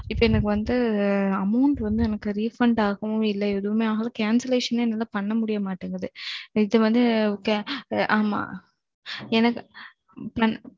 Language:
Tamil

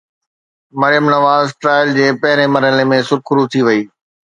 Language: Sindhi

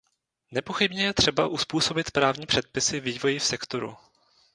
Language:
Czech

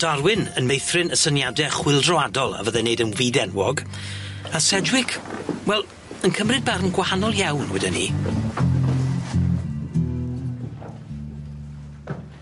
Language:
Welsh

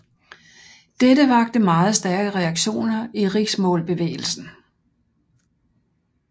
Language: Danish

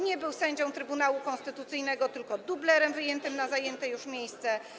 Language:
Polish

